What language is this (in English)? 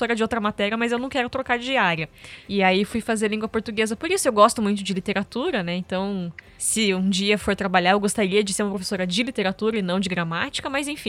Portuguese